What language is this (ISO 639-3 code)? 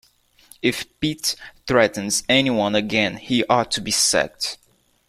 eng